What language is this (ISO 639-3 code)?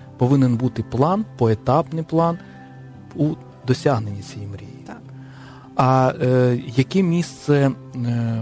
ukr